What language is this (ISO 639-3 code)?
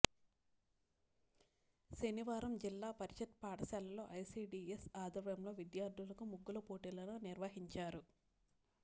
tel